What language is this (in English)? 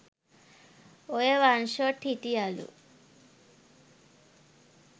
Sinhala